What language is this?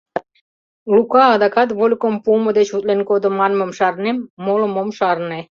Mari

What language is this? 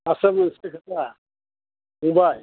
Bodo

